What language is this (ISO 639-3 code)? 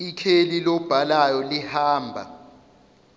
zul